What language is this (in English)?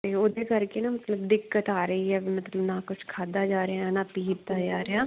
Punjabi